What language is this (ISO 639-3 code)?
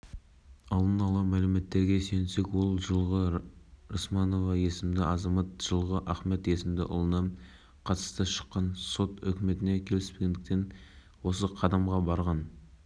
kaz